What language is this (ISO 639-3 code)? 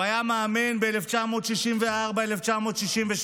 heb